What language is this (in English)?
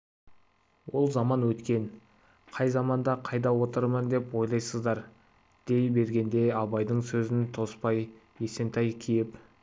Kazakh